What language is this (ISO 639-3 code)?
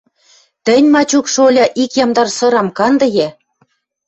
mrj